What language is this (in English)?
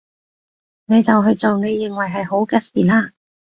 Cantonese